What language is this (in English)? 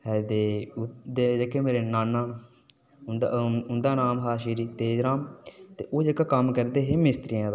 Dogri